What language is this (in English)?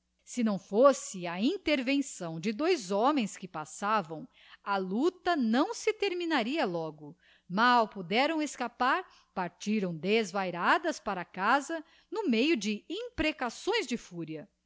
Portuguese